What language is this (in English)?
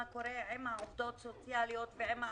Hebrew